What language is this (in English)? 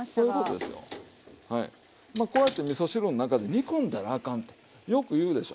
Japanese